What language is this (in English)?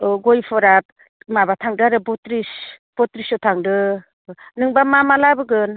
Bodo